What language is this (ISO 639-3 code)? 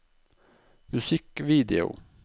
nor